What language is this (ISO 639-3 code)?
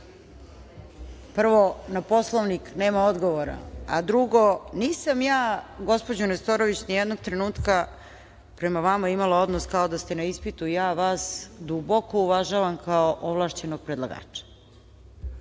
srp